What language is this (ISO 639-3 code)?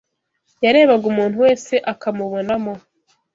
kin